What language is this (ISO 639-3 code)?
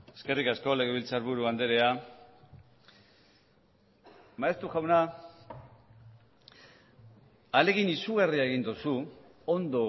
eus